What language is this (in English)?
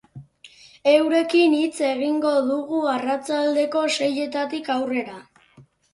Basque